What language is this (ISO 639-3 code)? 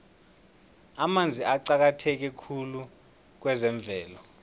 nbl